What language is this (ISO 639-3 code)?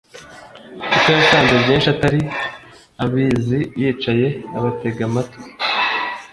kin